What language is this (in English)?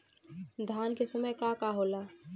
Bhojpuri